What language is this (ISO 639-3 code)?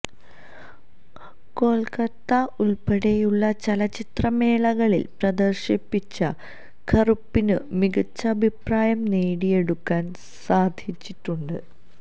mal